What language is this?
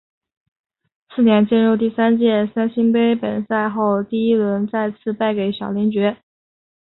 Chinese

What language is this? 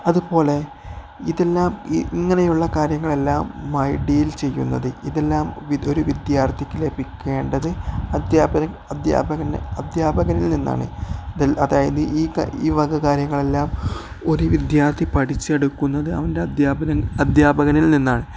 Malayalam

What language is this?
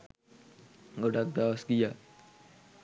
Sinhala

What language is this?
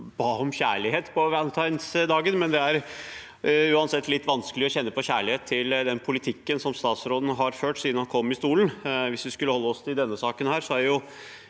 Norwegian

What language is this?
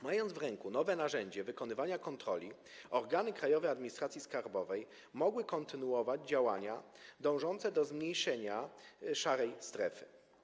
Polish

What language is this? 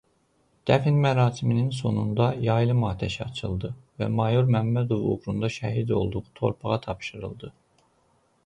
Azerbaijani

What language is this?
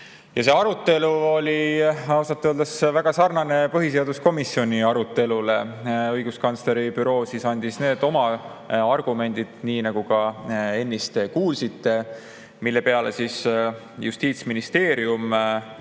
Estonian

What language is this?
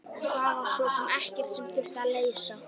Icelandic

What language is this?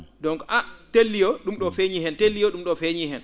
Fula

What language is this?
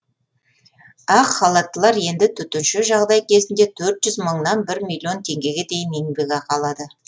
Kazakh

